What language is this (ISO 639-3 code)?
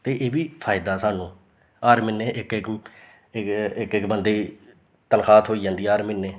doi